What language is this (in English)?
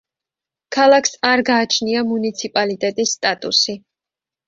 Georgian